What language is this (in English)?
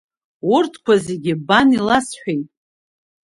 Abkhazian